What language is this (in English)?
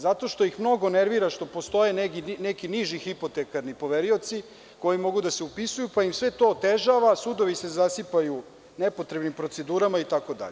Serbian